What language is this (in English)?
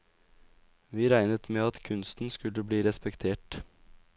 Norwegian